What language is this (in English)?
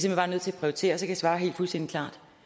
Danish